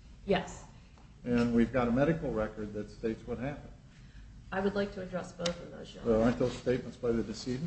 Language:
English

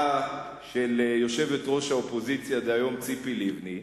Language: Hebrew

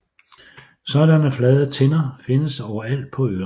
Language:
Danish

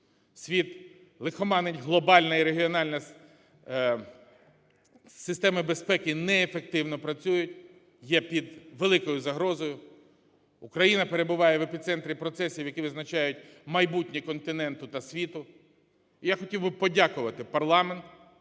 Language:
Ukrainian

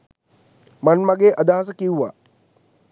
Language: Sinhala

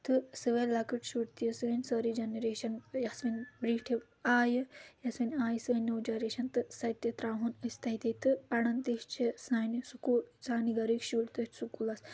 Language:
Kashmiri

